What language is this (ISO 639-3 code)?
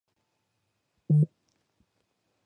kat